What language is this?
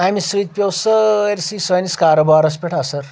Kashmiri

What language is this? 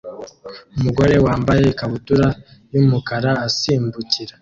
Kinyarwanda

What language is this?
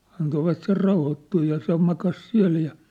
Finnish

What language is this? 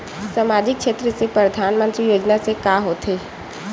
Chhattisgarhi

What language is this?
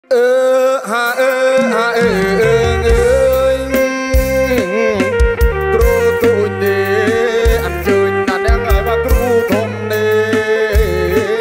Thai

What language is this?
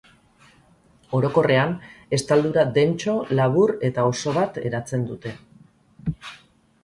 Basque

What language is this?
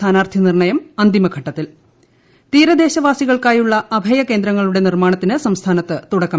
Malayalam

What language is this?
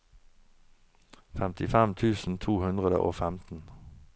Norwegian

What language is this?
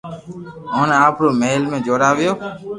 Loarki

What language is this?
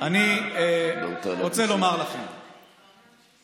Hebrew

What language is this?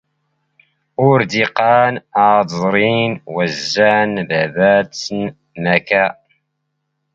Standard Moroccan Tamazight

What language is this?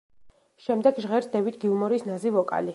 Georgian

